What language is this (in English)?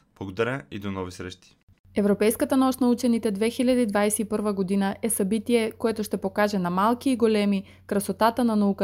Bulgarian